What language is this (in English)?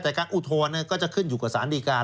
Thai